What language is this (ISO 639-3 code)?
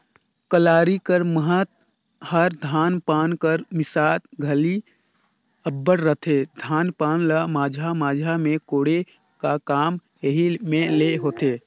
hne